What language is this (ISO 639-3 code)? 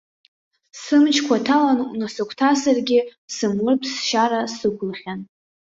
abk